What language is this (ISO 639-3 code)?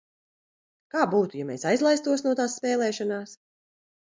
lav